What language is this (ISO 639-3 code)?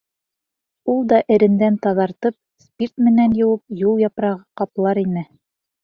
bak